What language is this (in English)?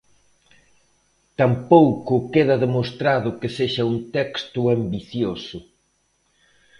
Galician